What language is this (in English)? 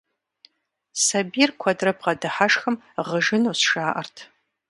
Kabardian